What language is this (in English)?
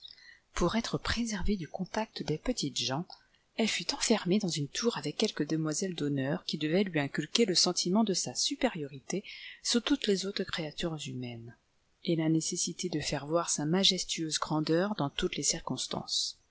French